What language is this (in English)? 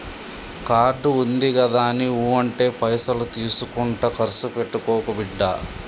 Telugu